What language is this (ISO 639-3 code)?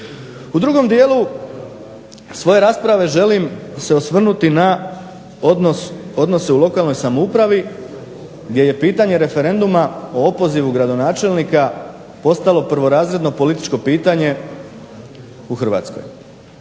hrv